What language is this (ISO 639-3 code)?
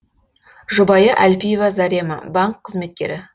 kaz